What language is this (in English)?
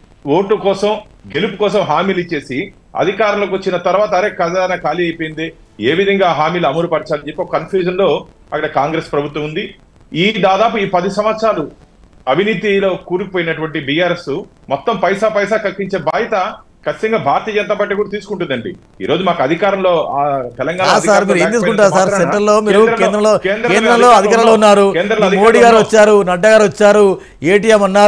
Telugu